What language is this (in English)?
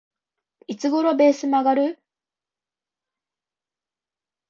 Japanese